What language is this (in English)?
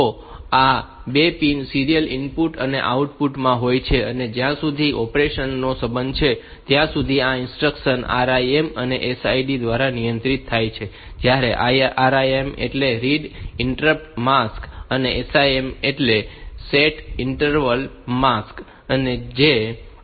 Gujarati